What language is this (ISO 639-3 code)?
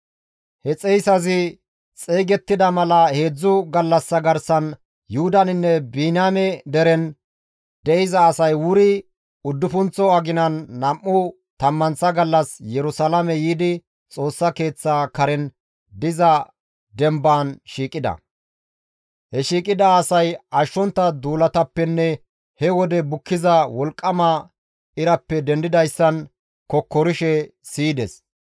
gmv